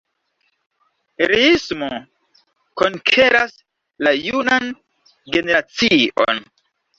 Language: Esperanto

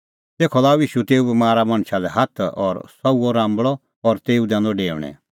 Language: Kullu Pahari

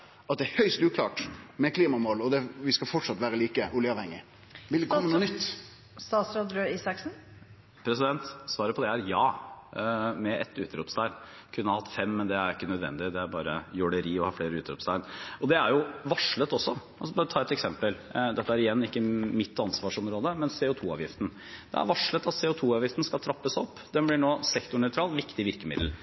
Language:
Norwegian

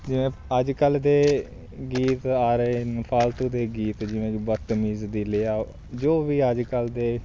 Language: Punjabi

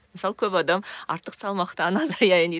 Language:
Kazakh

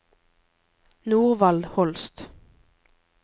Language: Norwegian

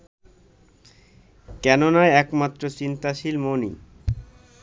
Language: Bangla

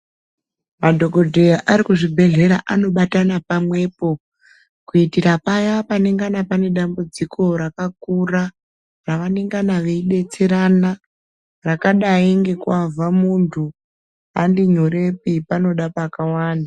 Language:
Ndau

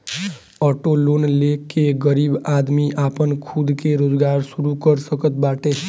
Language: Bhojpuri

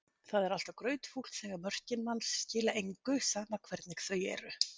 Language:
Icelandic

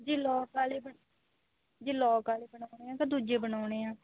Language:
Punjabi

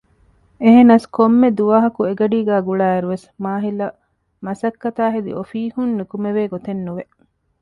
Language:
Divehi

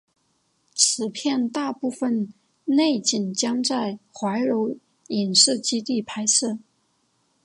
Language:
Chinese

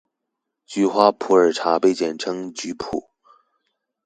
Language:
Chinese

